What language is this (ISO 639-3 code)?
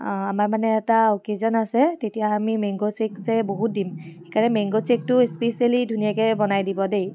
asm